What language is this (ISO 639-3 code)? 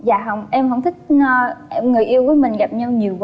vie